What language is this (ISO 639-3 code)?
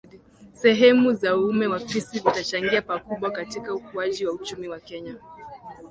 swa